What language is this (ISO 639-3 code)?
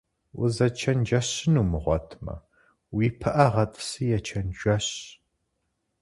kbd